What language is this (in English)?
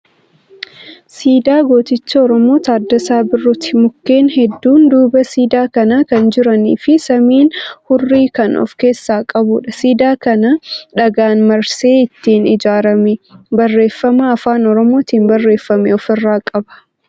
Oromo